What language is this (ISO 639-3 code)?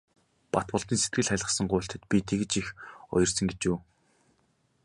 mon